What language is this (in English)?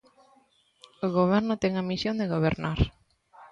Galician